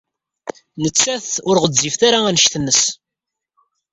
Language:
Kabyle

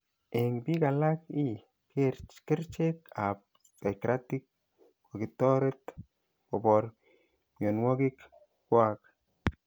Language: Kalenjin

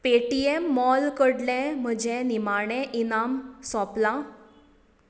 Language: Konkani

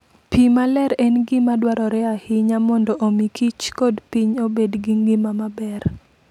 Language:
Luo (Kenya and Tanzania)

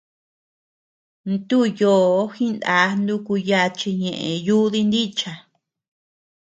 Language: Tepeuxila Cuicatec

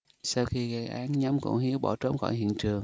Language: Vietnamese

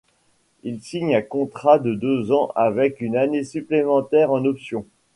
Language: French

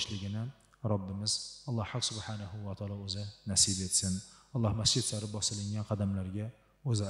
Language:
Arabic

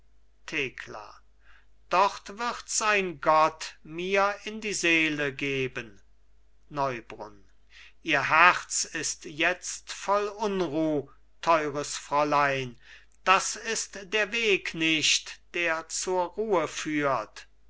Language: German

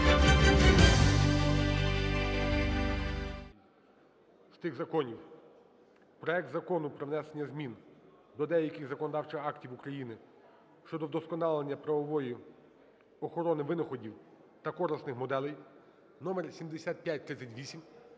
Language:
Ukrainian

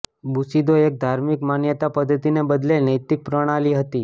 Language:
Gujarati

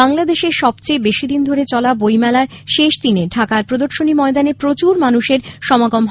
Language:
Bangla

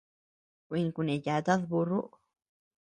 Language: Tepeuxila Cuicatec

